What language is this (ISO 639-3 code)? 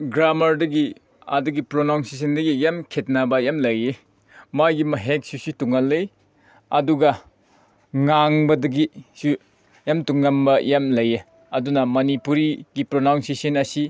mni